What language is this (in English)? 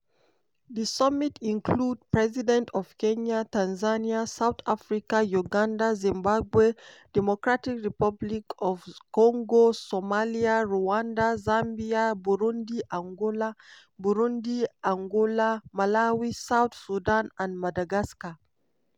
Nigerian Pidgin